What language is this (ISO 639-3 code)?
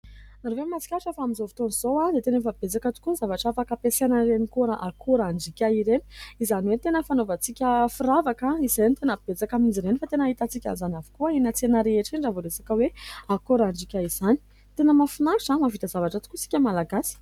mlg